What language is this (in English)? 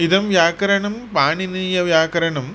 Sanskrit